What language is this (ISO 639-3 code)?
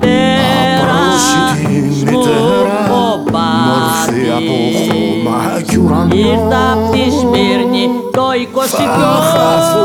ell